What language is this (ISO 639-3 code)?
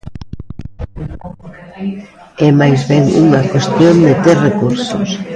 glg